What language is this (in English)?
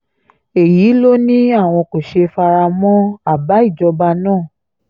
Yoruba